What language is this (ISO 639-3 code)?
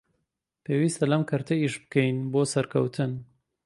ckb